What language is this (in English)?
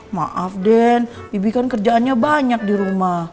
Indonesian